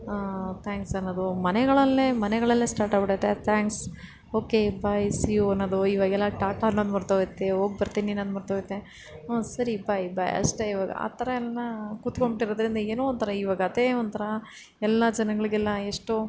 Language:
Kannada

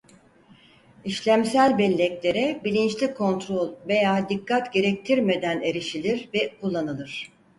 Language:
Turkish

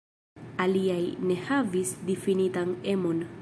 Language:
Esperanto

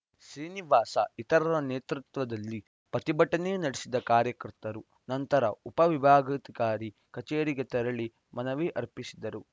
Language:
Kannada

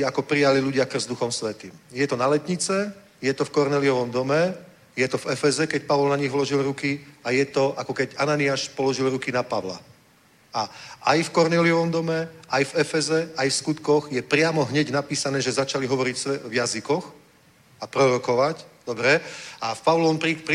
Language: Czech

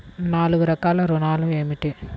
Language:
Telugu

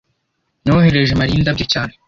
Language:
Kinyarwanda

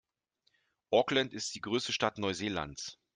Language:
German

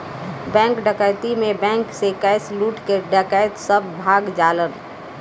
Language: Bhojpuri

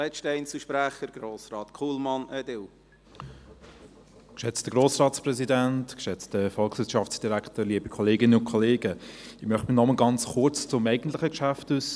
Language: Swiss German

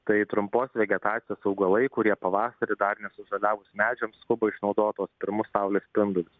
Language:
Lithuanian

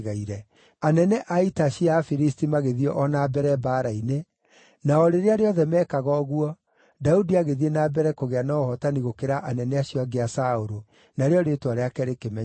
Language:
Kikuyu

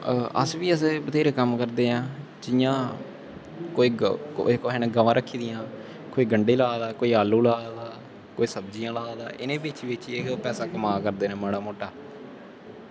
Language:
Dogri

